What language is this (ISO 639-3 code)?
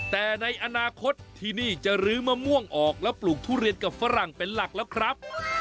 tha